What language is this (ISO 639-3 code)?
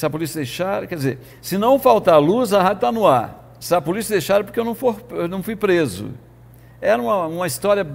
por